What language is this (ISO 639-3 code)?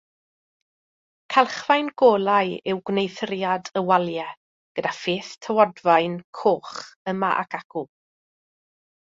cym